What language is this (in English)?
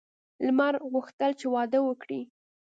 Pashto